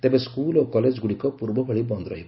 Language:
Odia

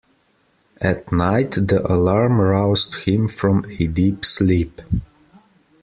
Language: English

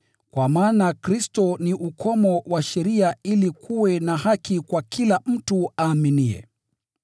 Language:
Swahili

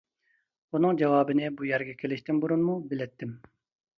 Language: Uyghur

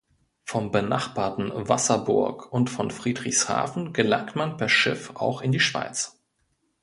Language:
German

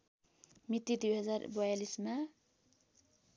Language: Nepali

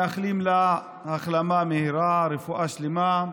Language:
Hebrew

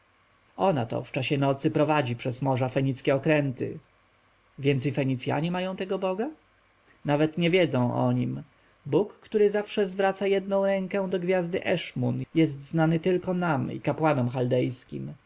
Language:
Polish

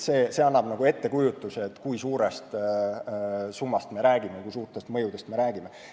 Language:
Estonian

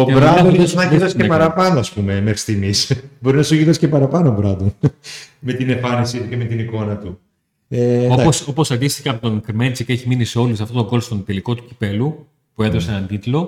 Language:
Greek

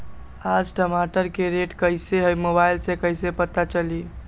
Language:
Magahi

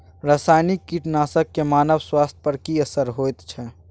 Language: Maithili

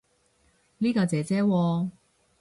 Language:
Cantonese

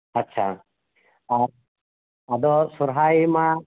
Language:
Santali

